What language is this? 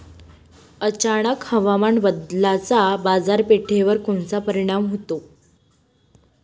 Marathi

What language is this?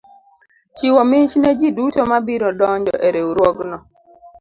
Luo (Kenya and Tanzania)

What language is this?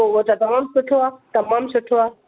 Sindhi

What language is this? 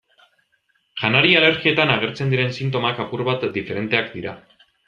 Basque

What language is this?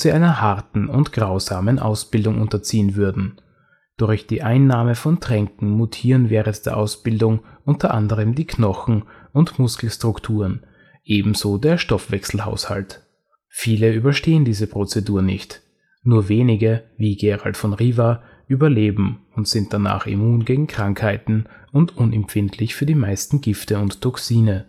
German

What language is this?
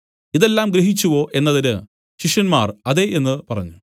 Malayalam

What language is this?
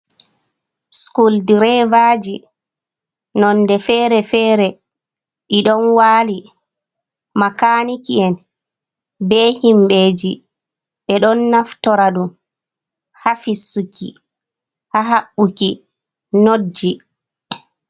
Fula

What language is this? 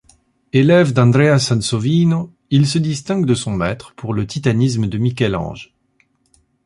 French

